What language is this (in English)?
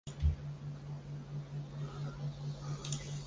Chinese